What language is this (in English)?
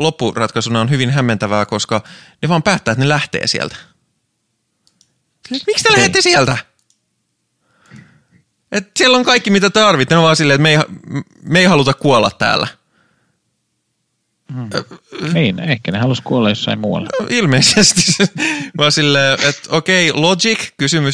Finnish